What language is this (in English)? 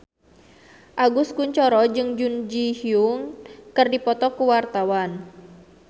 Sundanese